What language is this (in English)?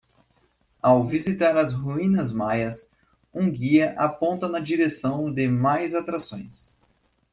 Portuguese